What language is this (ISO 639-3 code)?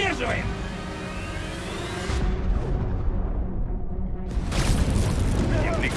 rus